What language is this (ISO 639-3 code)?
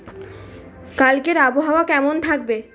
ben